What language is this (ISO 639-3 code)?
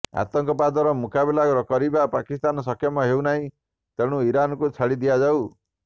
ori